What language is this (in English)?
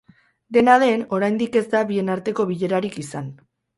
Basque